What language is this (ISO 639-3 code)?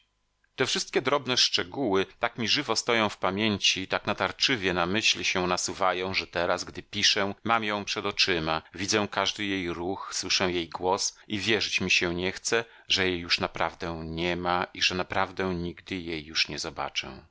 pol